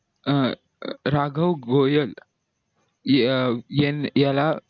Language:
Marathi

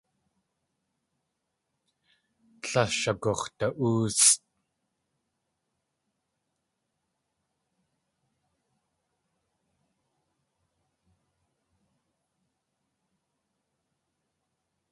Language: Tlingit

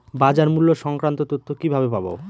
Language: Bangla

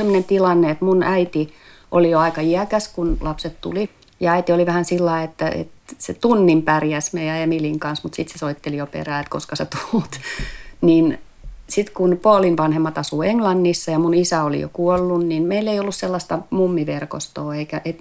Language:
Finnish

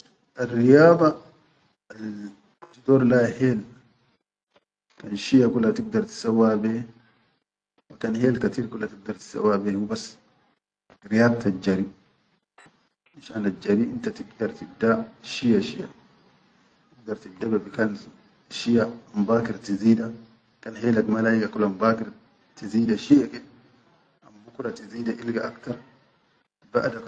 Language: Chadian Arabic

